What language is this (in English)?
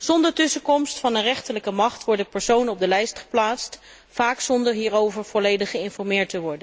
Dutch